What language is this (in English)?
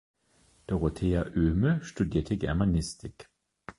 German